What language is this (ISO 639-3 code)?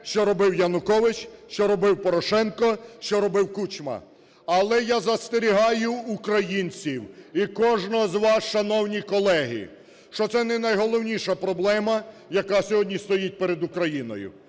ukr